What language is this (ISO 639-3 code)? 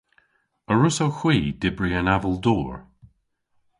cor